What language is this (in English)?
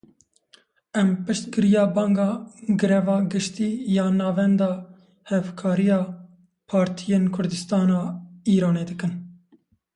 Kurdish